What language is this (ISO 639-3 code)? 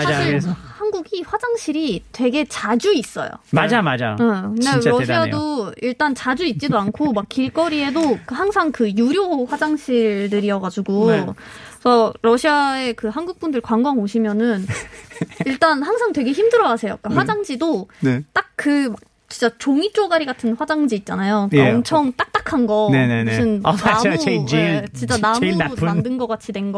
kor